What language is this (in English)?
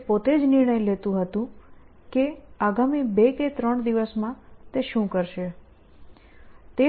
Gujarati